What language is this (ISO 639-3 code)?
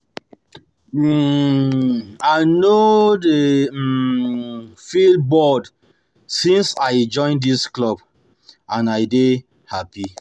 pcm